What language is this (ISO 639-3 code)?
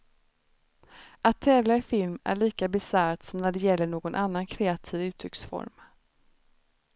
swe